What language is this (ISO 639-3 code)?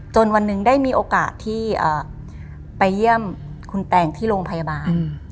tha